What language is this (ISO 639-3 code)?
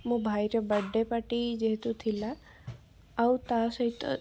ori